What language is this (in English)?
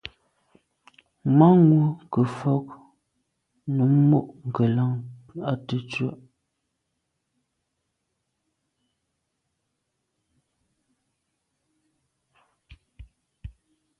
Medumba